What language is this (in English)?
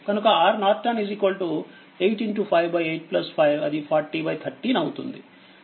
Telugu